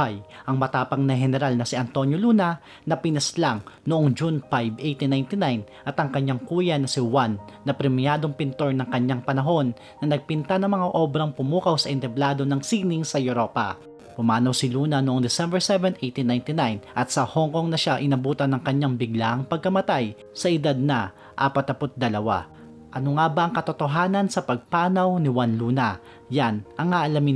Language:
Filipino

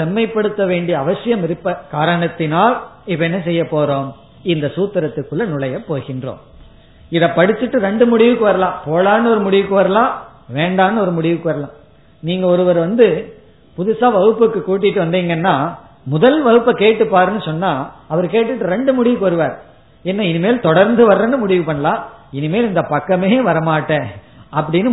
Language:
Tamil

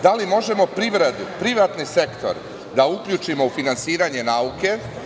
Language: Serbian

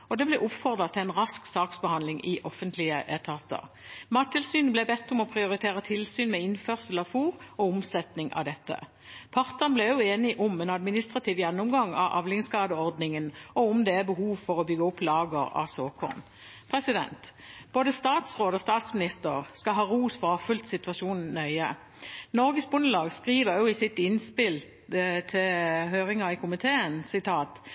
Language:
Norwegian Bokmål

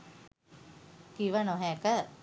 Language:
Sinhala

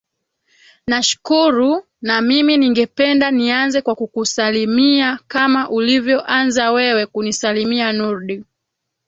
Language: Swahili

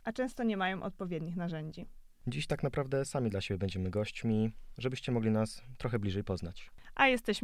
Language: Polish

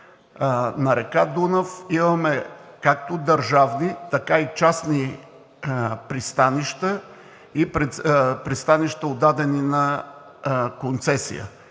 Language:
Bulgarian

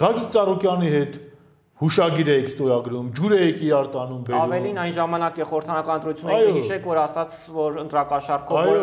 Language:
Turkish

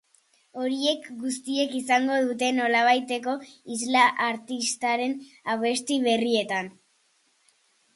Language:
Basque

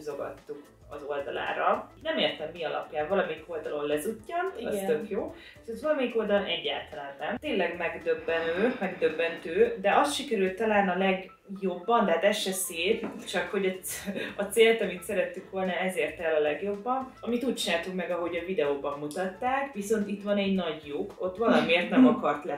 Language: Hungarian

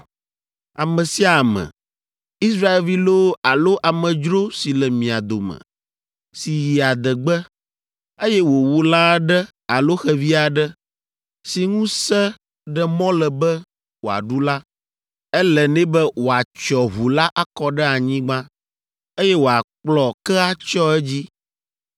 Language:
Ewe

